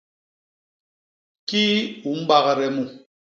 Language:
Basaa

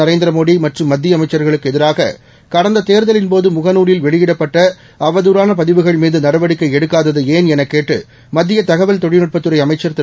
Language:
Tamil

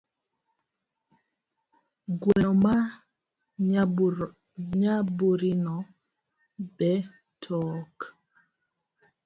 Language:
Luo (Kenya and Tanzania)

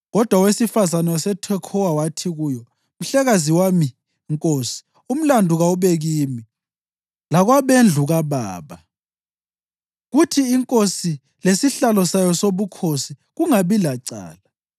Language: North Ndebele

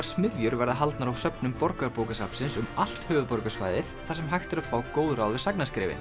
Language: Icelandic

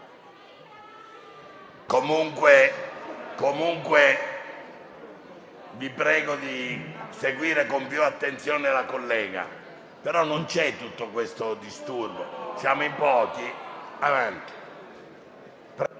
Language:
Italian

